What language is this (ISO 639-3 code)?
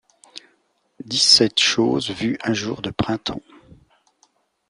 fra